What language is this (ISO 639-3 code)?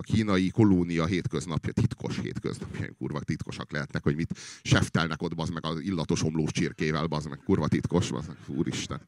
hun